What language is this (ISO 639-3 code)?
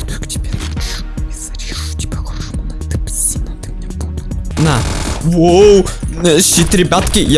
rus